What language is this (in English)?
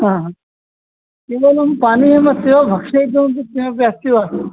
Sanskrit